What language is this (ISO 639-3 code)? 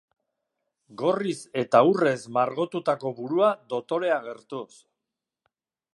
eus